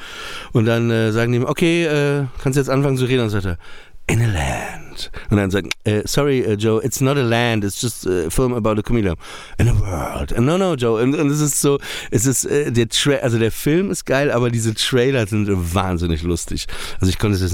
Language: German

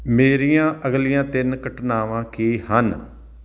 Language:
Punjabi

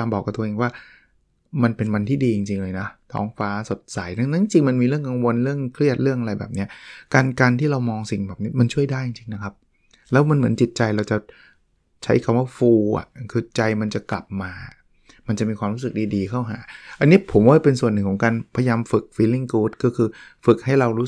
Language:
Thai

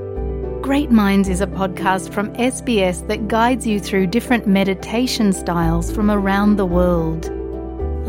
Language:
Filipino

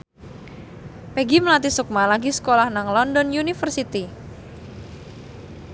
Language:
Javanese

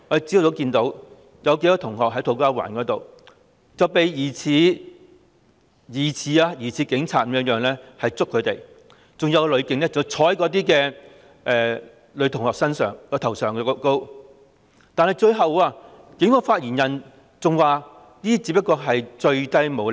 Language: Cantonese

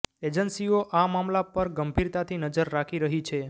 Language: Gujarati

